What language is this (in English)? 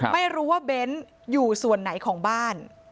Thai